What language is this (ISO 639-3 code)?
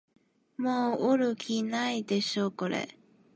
jpn